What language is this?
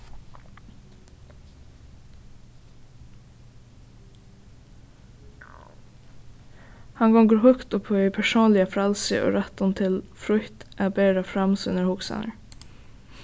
Faroese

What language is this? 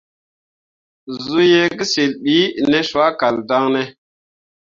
Mundang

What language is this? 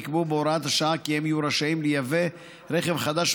Hebrew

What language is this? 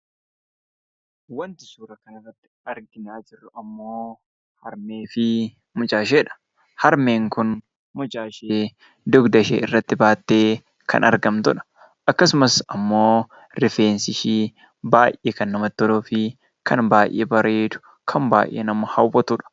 Oromo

